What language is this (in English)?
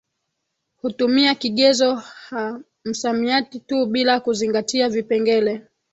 Swahili